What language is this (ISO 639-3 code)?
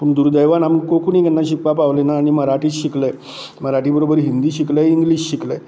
kok